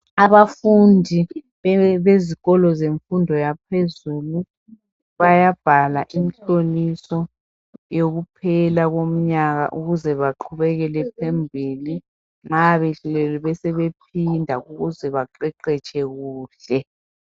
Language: North Ndebele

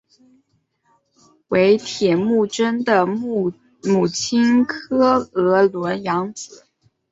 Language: Chinese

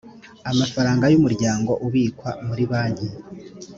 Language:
Kinyarwanda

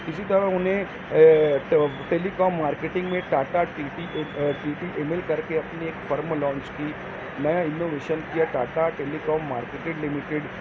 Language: Urdu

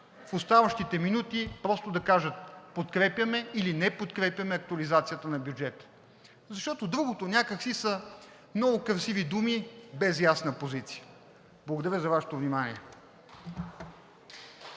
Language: Bulgarian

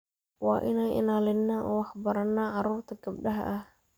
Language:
Somali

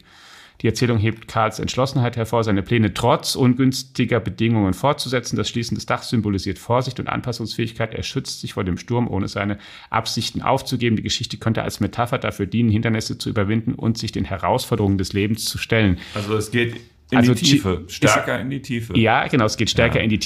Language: German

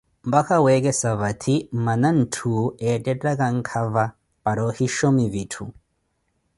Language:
Koti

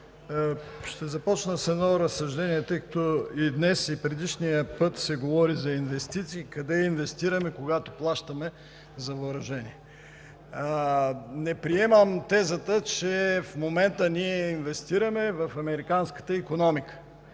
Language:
Bulgarian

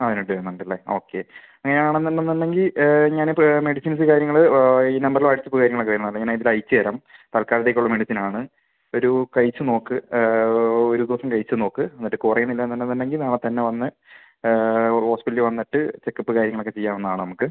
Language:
Malayalam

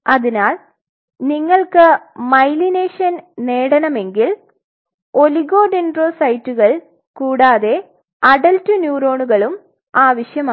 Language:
Malayalam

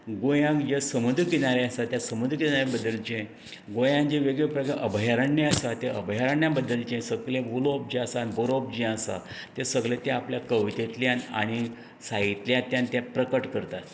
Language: Konkani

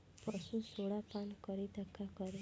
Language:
Bhojpuri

